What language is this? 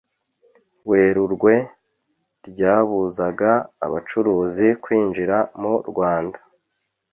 Kinyarwanda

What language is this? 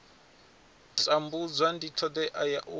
Venda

